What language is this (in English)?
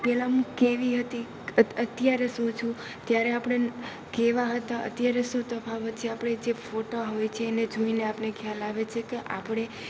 Gujarati